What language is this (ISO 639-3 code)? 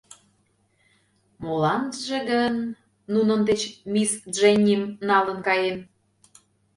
chm